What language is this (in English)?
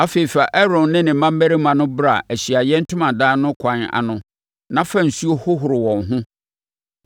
Akan